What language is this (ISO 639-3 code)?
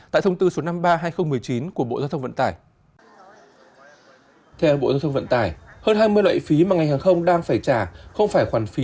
vie